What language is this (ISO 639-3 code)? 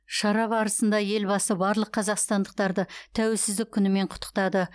kaz